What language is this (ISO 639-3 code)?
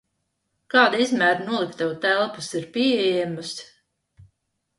lav